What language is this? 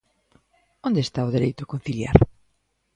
Galician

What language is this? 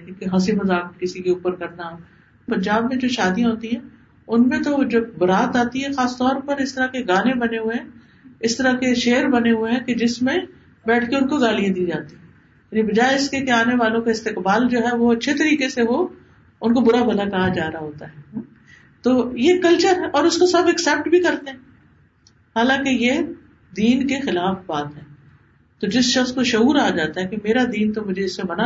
Urdu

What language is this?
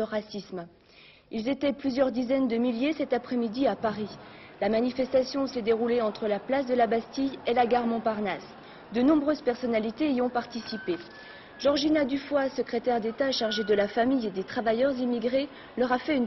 French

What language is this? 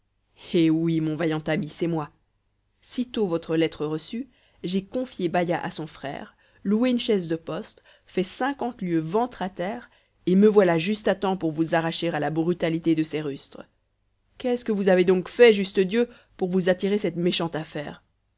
French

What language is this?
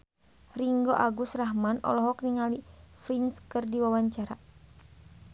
Sundanese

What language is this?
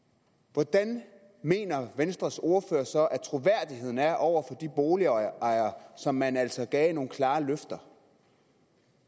Danish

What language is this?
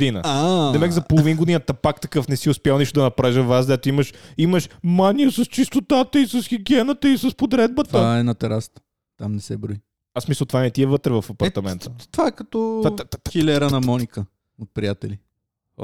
Bulgarian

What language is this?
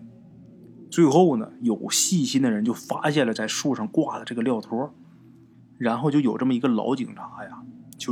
Chinese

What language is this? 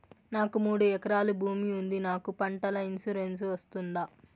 Telugu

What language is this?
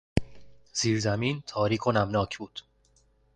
Persian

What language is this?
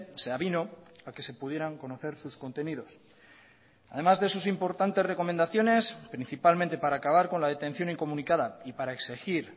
Spanish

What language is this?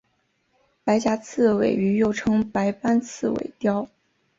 Chinese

